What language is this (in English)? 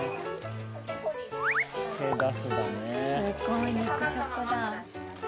Japanese